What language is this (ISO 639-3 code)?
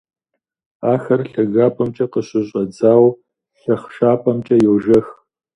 kbd